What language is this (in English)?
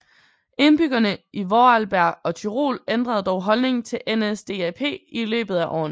Danish